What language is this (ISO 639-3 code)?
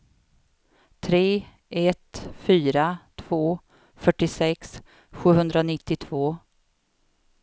swe